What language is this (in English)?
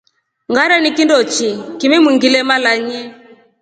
Rombo